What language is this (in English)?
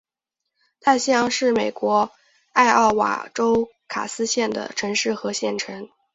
Chinese